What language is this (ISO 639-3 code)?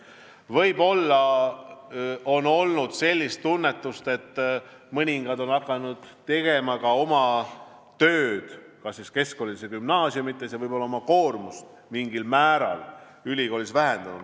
est